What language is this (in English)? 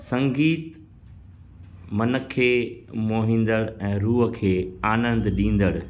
Sindhi